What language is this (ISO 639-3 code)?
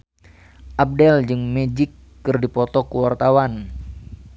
sun